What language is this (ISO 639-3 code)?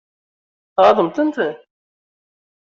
kab